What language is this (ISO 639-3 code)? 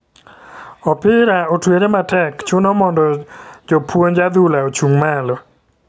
luo